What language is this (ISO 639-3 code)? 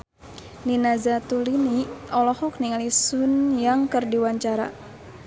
sun